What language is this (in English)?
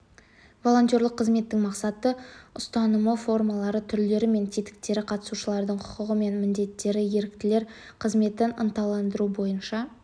Kazakh